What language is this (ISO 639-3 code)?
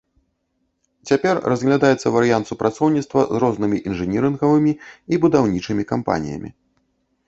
bel